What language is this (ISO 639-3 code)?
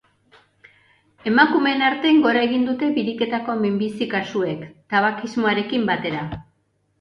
eus